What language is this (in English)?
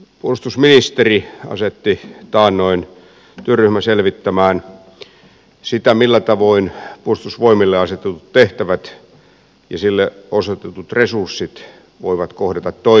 Finnish